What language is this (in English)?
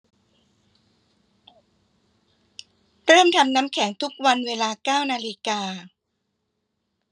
Thai